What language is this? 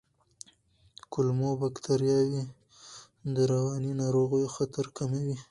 Pashto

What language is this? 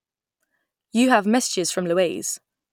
English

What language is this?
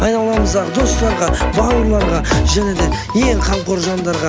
Kazakh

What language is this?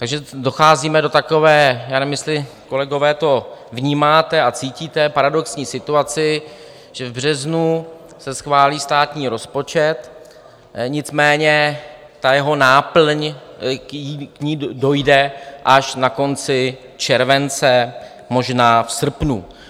Czech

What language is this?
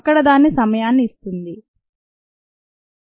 Telugu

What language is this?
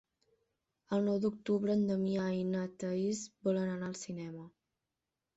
Catalan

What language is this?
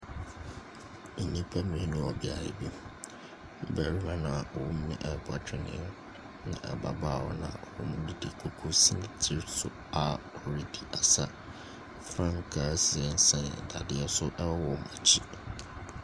Akan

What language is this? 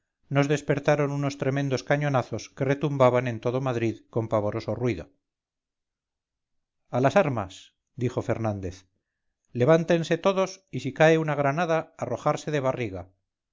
Spanish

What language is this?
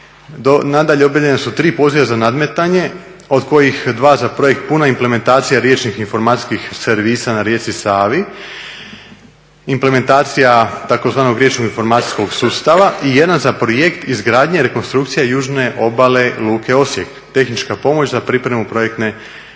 Croatian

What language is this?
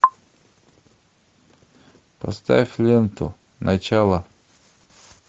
Russian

